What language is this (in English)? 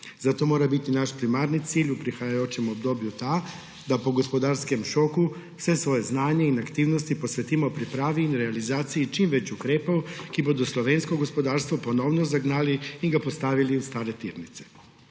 Slovenian